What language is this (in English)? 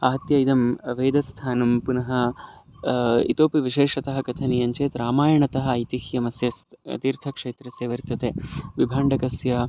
Sanskrit